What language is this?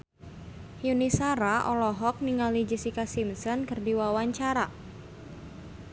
Sundanese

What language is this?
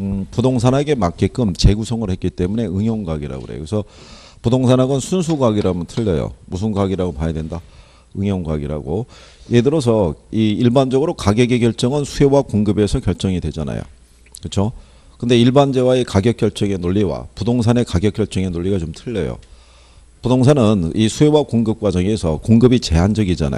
Korean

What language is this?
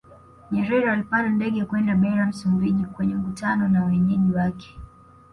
Swahili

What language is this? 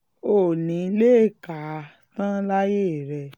Yoruba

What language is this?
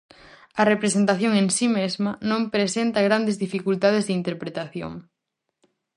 Galician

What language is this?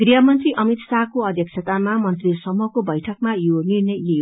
Nepali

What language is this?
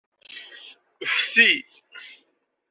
Kabyle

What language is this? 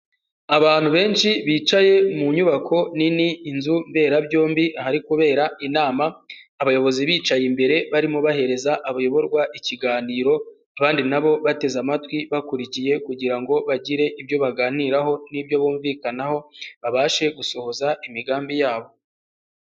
Kinyarwanda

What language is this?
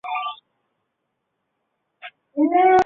Chinese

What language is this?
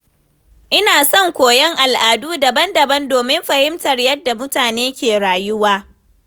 Hausa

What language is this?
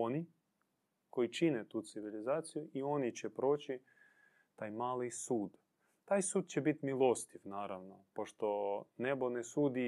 Croatian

